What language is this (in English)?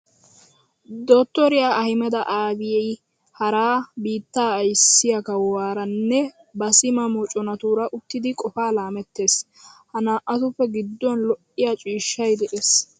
Wolaytta